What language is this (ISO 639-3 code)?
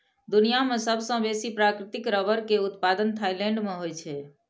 mai